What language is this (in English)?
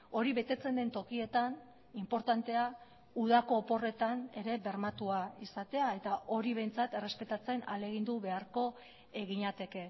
Basque